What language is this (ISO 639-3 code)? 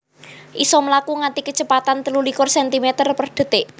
jav